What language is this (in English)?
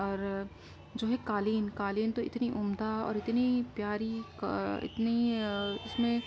Urdu